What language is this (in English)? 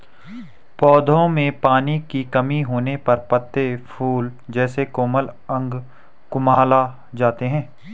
Hindi